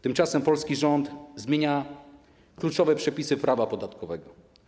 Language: Polish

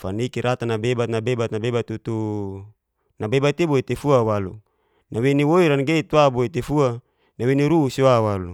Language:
Geser-Gorom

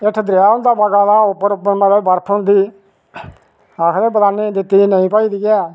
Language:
Dogri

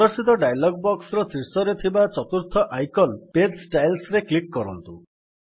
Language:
Odia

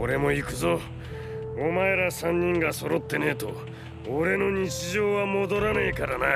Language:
Japanese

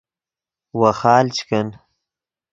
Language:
Yidgha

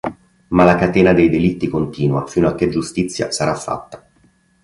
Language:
Italian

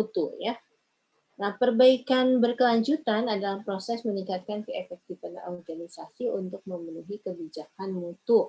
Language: Indonesian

